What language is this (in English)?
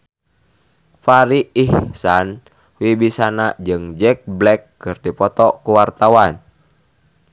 Sundanese